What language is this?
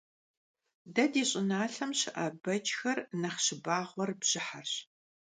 Kabardian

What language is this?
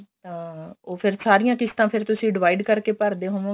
Punjabi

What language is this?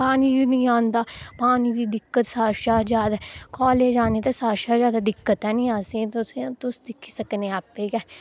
Dogri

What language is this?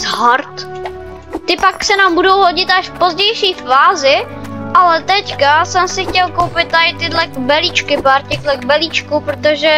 Czech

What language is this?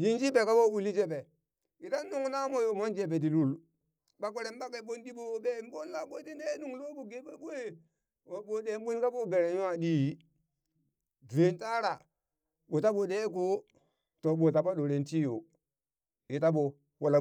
Burak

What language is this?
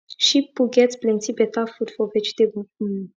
Nigerian Pidgin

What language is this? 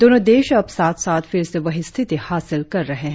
Hindi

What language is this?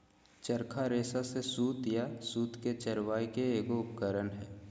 Magahi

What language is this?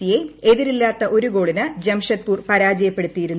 Malayalam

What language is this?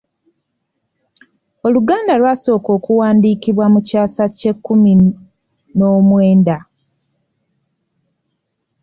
Ganda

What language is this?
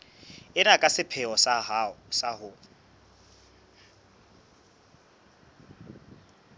Southern Sotho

